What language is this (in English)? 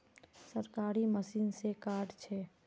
Magahi